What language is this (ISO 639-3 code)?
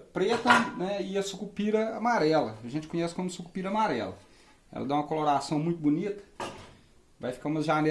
por